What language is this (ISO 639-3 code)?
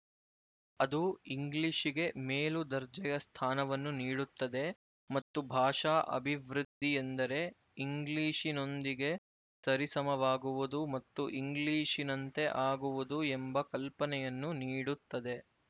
kan